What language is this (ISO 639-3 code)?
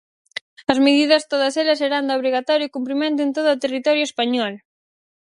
glg